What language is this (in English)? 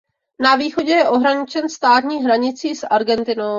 Czech